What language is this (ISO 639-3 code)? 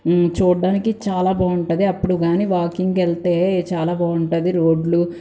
tel